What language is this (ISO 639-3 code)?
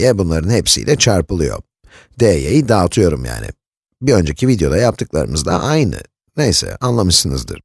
tur